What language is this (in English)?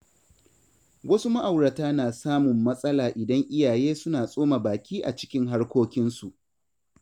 Hausa